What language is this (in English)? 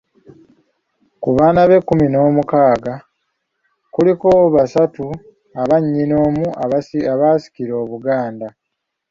Ganda